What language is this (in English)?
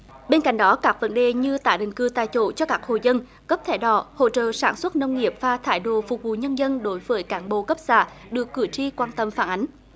Vietnamese